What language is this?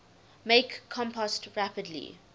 English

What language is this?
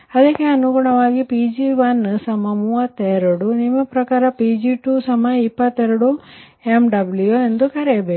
Kannada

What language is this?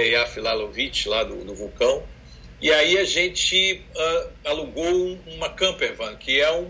Portuguese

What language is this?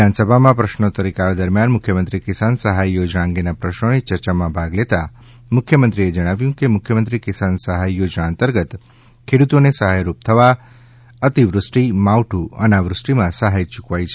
Gujarati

